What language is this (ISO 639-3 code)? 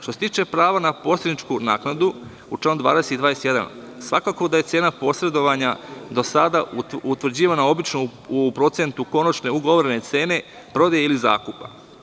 srp